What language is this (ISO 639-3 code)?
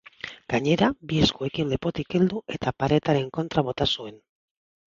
eus